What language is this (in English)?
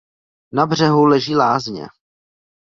Czech